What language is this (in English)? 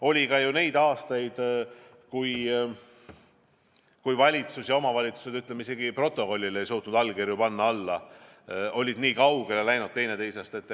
Estonian